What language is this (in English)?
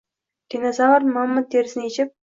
Uzbek